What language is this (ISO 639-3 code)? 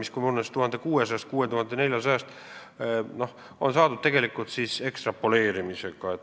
est